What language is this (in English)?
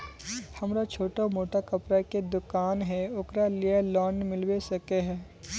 Magahi